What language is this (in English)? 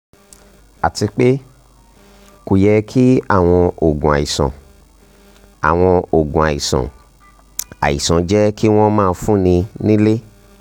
Yoruba